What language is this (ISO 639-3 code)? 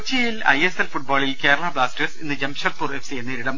mal